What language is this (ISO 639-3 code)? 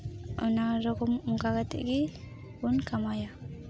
sat